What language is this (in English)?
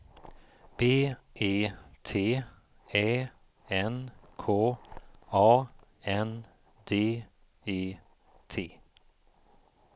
Swedish